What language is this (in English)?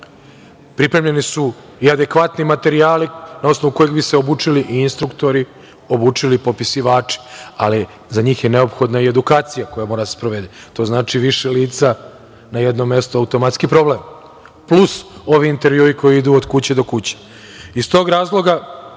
Serbian